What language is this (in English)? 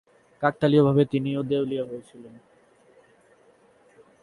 Bangla